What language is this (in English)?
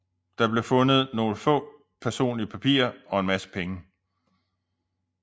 Danish